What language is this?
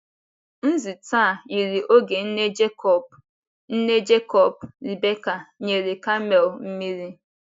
Igbo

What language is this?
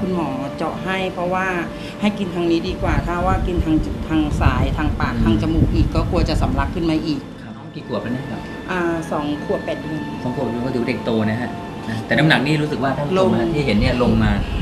Thai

